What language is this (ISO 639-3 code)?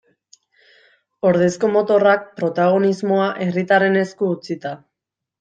eus